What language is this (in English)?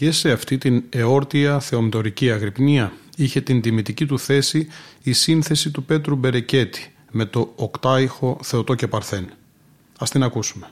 Greek